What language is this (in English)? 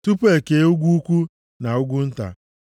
Igbo